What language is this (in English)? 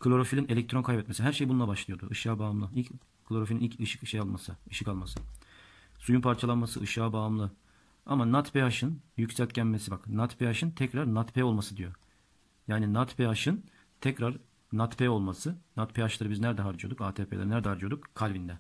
Turkish